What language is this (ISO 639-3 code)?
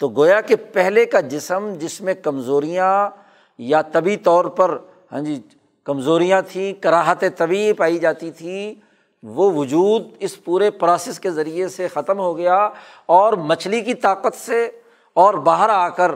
urd